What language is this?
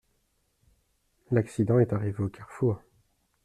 French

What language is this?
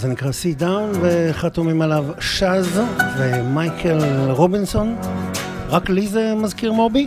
Hebrew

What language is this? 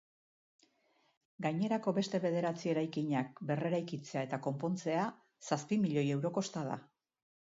Basque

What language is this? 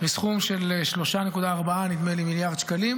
Hebrew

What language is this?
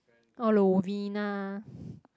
English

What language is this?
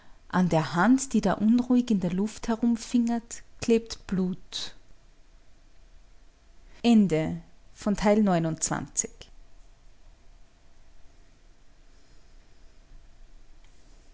German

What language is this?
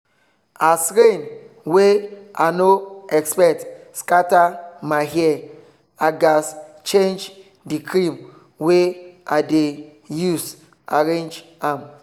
Nigerian Pidgin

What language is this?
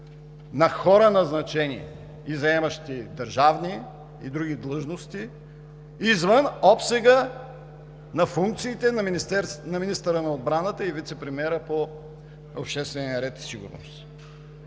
Bulgarian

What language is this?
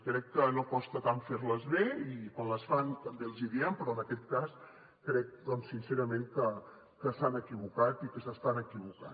Catalan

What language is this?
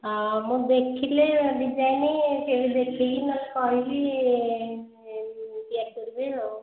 Odia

